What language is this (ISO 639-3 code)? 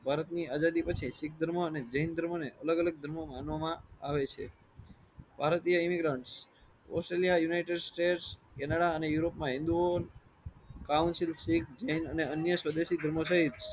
guj